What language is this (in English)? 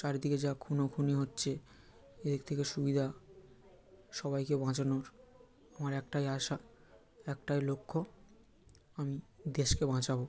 Bangla